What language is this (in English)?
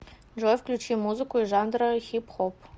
Russian